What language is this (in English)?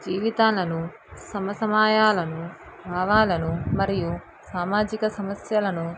Telugu